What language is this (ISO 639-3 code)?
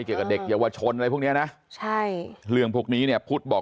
tha